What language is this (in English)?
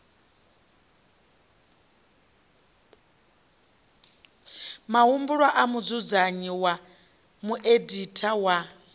Venda